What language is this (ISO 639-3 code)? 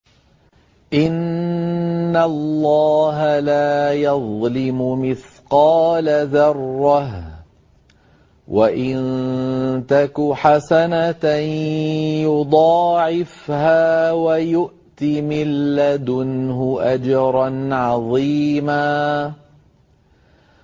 ara